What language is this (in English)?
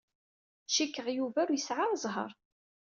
Kabyle